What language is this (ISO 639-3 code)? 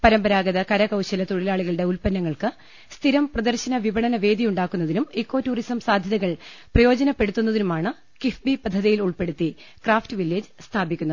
mal